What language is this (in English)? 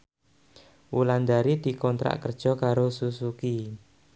Javanese